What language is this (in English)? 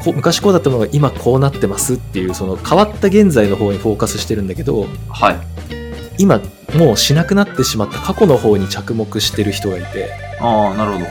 Japanese